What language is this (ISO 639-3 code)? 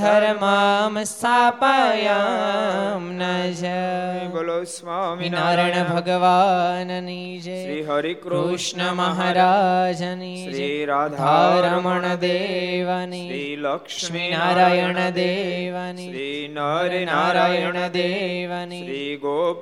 guj